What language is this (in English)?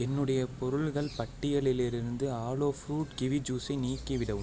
Tamil